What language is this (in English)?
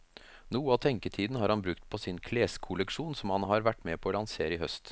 Norwegian